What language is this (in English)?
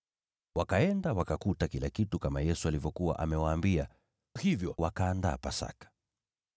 Swahili